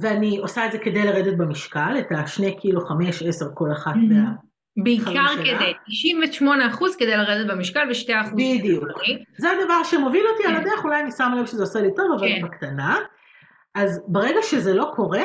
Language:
Hebrew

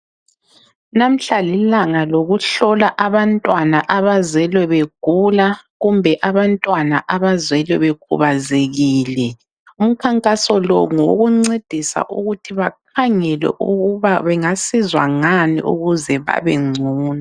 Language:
North Ndebele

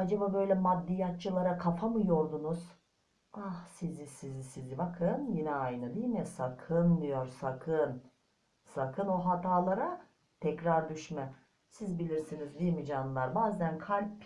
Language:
Turkish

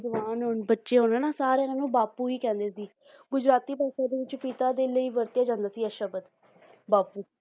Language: Punjabi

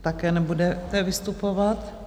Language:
Czech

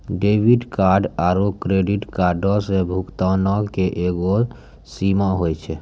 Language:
Maithili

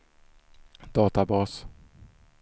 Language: Swedish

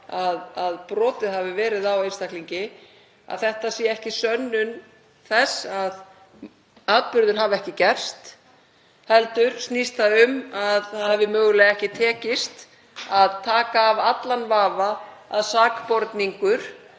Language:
Icelandic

